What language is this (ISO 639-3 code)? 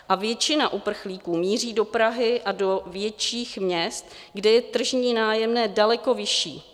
ces